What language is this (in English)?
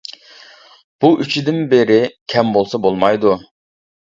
Uyghur